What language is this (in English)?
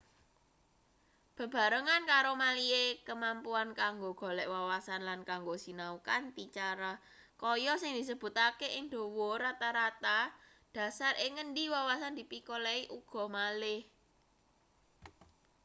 Javanese